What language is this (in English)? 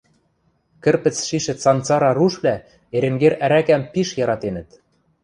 Western Mari